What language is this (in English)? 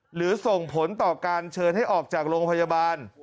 Thai